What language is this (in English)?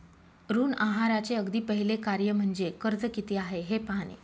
Marathi